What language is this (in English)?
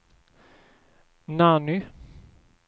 Swedish